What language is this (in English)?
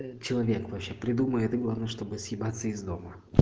Russian